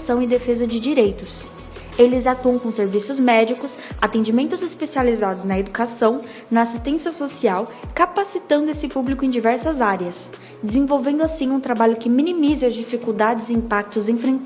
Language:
Portuguese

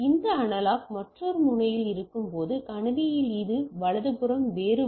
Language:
Tamil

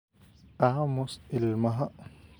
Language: Somali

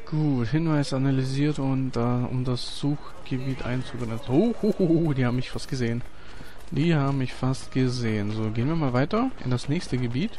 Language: German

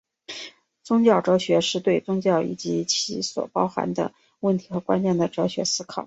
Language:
Chinese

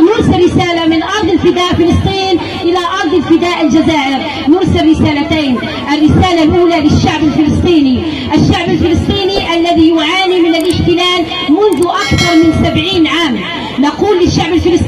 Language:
Arabic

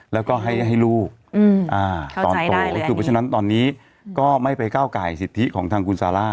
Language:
Thai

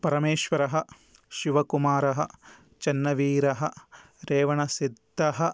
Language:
Sanskrit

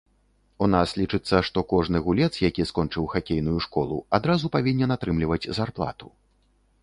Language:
Belarusian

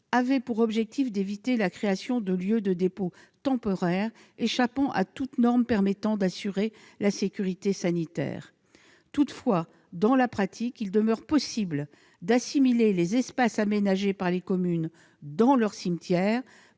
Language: French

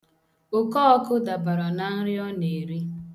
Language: Igbo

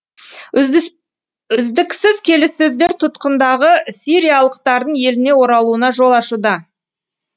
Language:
Kazakh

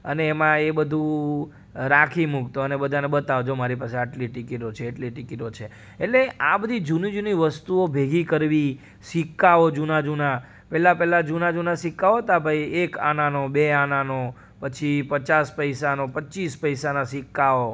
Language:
Gujarati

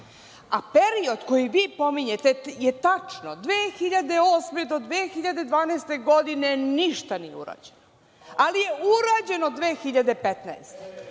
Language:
Serbian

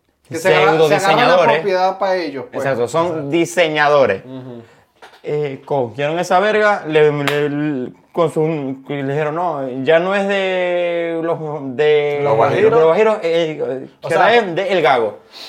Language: Spanish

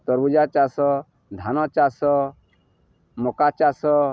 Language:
Odia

